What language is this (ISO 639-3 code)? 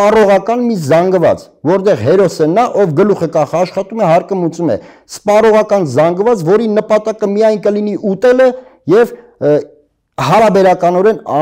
tur